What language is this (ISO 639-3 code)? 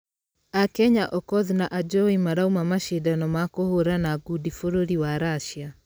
kik